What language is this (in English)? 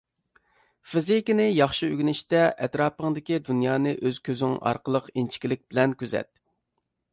Uyghur